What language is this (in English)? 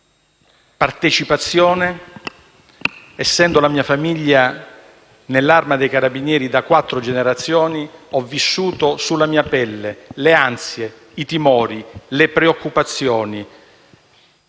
Italian